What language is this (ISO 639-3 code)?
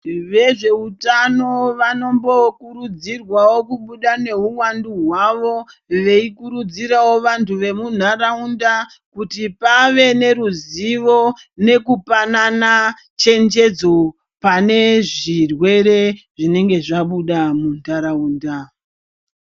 ndc